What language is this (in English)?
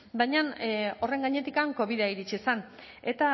Basque